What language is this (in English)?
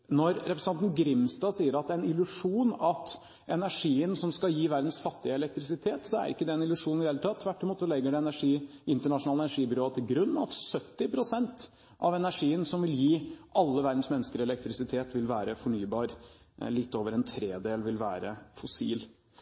Norwegian Bokmål